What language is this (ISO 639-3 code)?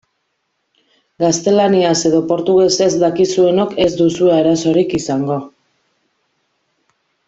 eus